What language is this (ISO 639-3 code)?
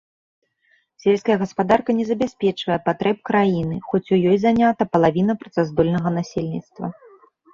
bel